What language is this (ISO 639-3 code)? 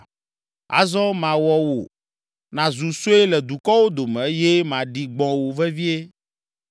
ewe